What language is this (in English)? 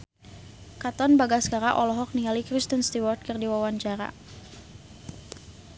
Sundanese